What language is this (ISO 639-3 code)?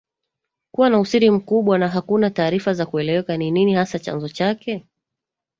swa